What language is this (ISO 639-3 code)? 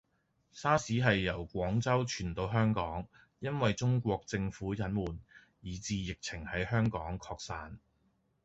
yue